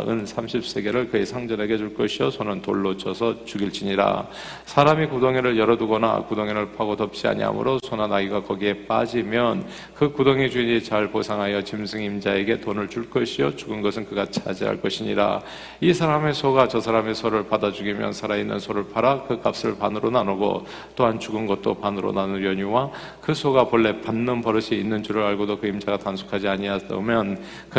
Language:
Korean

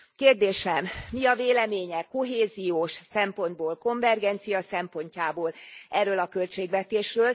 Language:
Hungarian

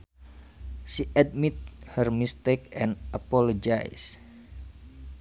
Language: Sundanese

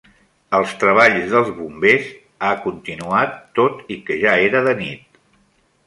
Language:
Catalan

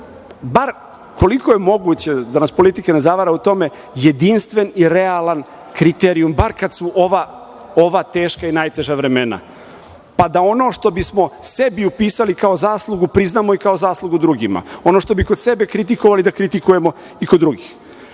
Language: Serbian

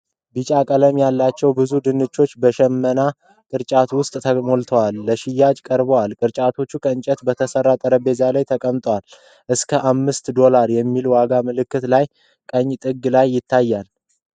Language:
Amharic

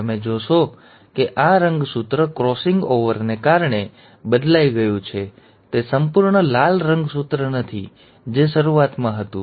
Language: Gujarati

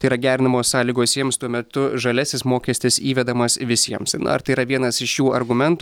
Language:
Lithuanian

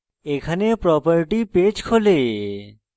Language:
Bangla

